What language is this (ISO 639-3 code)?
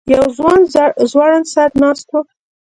pus